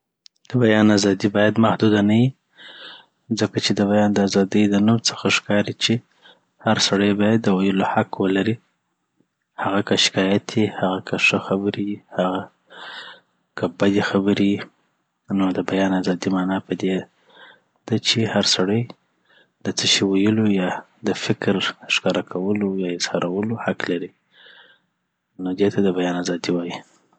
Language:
Southern Pashto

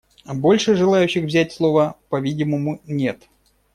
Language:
Russian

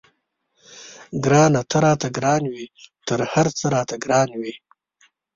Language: Pashto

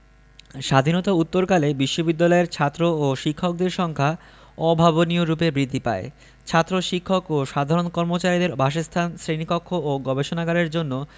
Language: Bangla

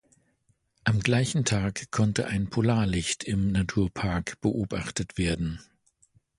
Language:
German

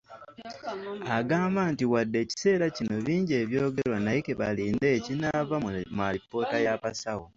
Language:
Ganda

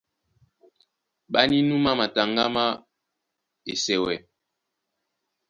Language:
Duala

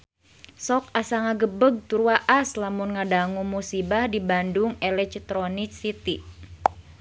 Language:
Sundanese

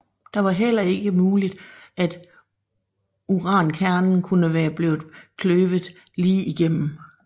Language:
Danish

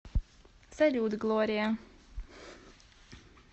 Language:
Russian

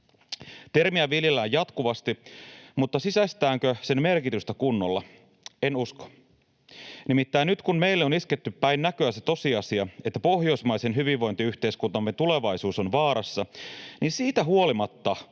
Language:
Finnish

